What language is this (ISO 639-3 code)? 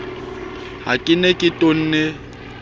sot